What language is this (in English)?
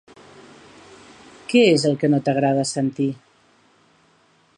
Catalan